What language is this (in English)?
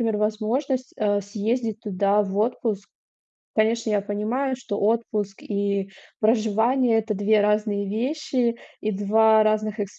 Russian